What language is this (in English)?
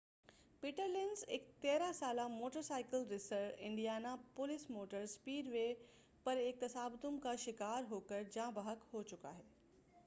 Urdu